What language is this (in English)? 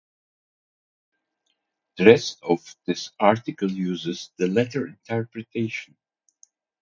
English